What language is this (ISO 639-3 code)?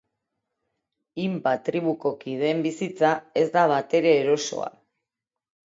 eus